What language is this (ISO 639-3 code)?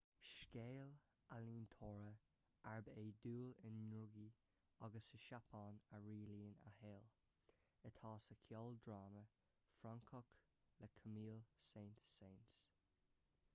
gle